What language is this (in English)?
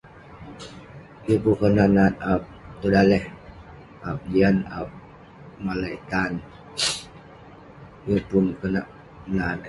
Western Penan